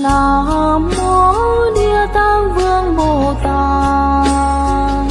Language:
Vietnamese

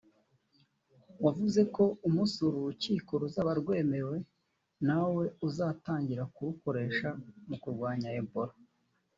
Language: Kinyarwanda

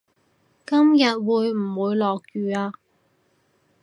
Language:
Cantonese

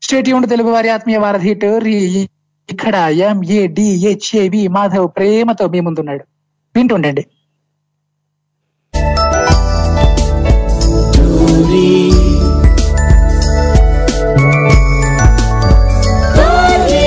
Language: Telugu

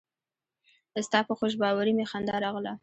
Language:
Pashto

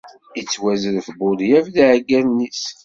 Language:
Kabyle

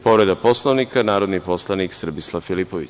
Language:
Serbian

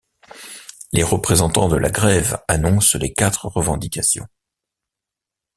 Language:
French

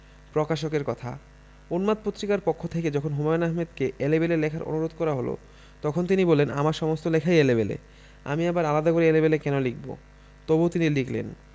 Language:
Bangla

